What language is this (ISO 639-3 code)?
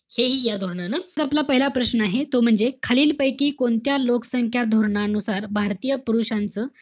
mar